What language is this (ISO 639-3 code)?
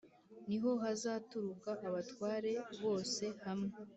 kin